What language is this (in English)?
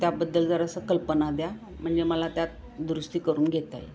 Marathi